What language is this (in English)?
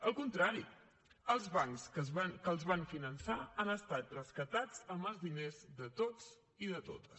Catalan